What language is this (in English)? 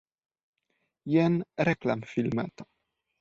Esperanto